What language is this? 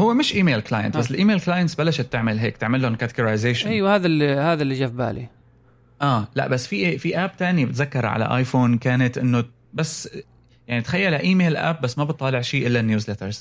Arabic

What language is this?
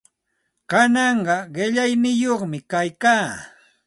Santa Ana de Tusi Pasco Quechua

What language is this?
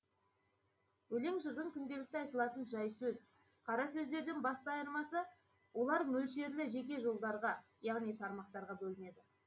Kazakh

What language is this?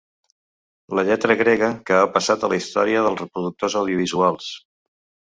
Catalan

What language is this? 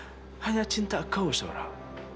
Indonesian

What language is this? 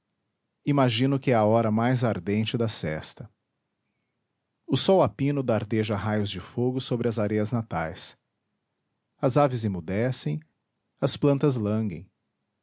Portuguese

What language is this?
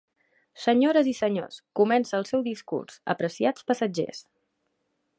Catalan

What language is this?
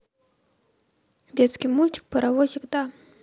Russian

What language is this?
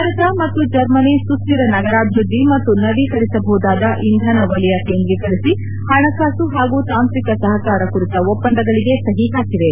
Kannada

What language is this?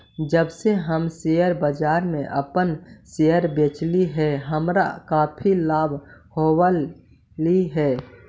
Magahi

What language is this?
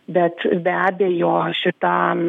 Lithuanian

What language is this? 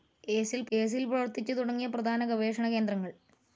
Malayalam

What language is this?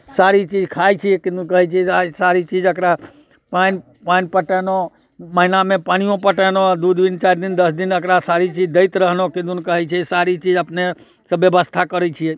Maithili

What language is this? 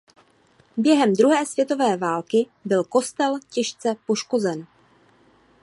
Czech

